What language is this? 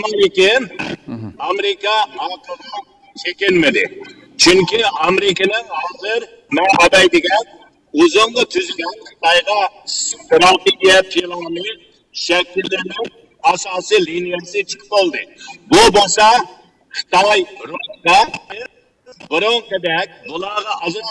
Turkish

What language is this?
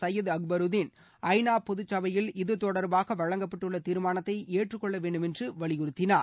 Tamil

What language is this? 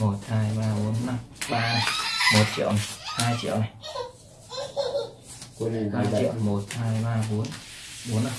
Vietnamese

